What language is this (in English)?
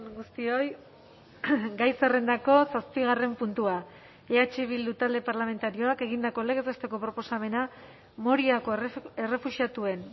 Basque